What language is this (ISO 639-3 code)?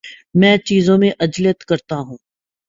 urd